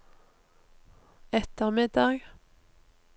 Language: Norwegian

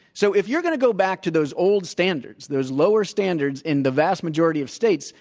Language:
English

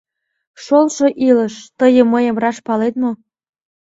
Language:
Mari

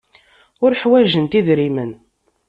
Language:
Kabyle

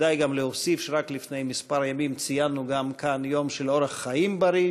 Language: Hebrew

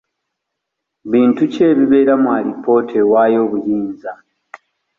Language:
Ganda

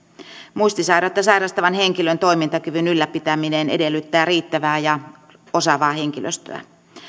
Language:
Finnish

